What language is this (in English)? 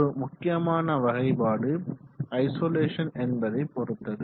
Tamil